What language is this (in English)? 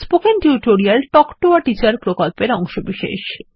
Bangla